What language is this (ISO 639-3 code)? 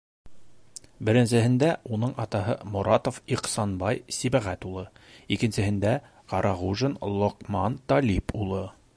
bak